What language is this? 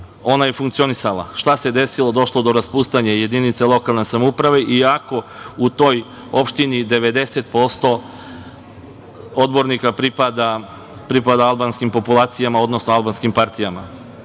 Serbian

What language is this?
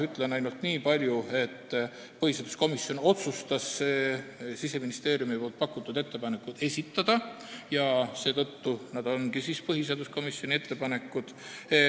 Estonian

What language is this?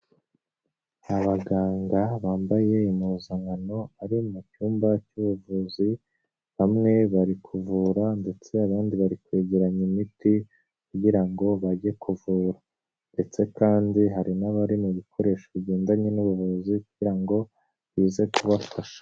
Kinyarwanda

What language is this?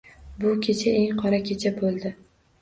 Uzbek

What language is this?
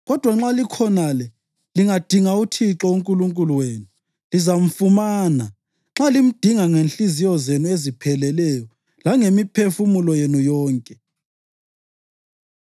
North Ndebele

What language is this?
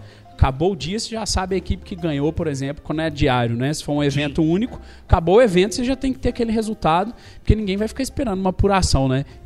Portuguese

